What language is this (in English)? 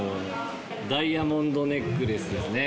Japanese